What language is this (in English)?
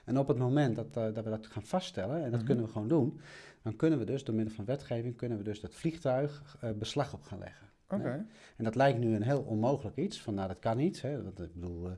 Dutch